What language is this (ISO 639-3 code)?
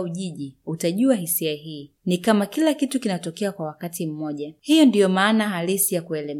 swa